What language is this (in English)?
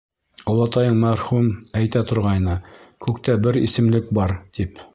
Bashkir